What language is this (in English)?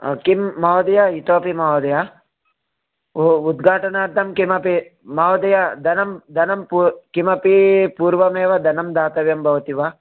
Sanskrit